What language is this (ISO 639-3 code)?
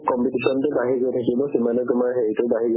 asm